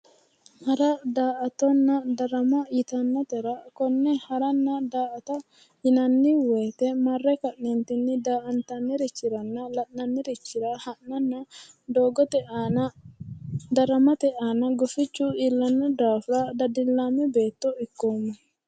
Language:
Sidamo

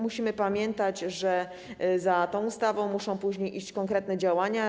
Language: Polish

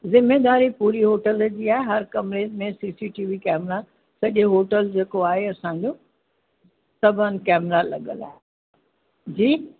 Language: Sindhi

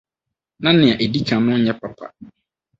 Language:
Akan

